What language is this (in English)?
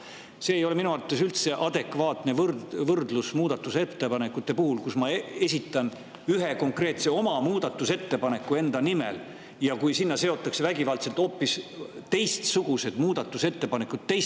Estonian